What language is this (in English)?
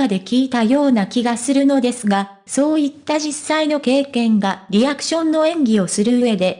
Japanese